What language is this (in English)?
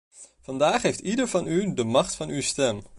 Dutch